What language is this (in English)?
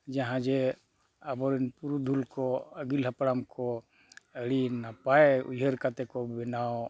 Santali